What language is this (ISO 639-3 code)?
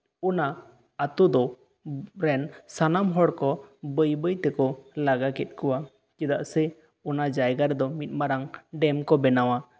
sat